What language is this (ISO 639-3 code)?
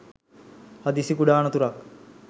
sin